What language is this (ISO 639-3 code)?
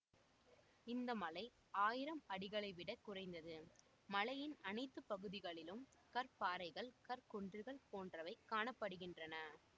tam